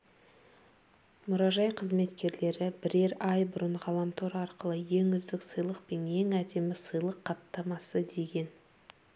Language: Kazakh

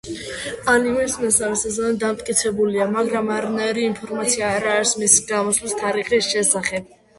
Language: Georgian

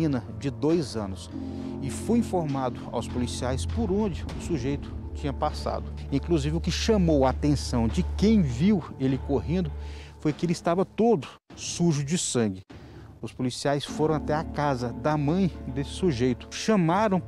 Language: Portuguese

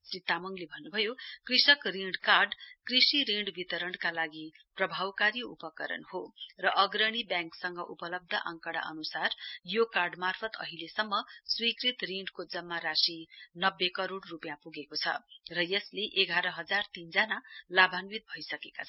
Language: Nepali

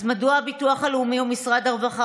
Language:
Hebrew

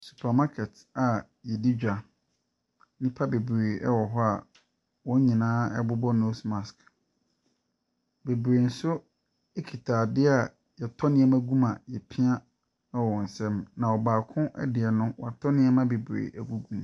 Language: Akan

